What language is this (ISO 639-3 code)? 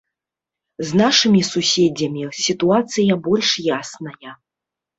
bel